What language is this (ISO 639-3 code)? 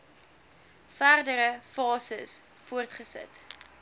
afr